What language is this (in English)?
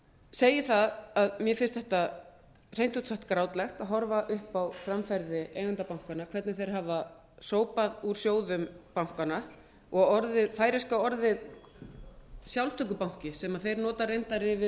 Icelandic